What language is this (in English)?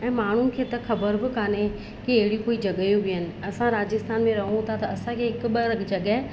Sindhi